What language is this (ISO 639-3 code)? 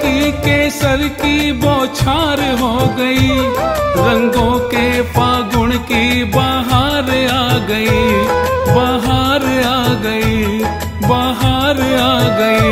hin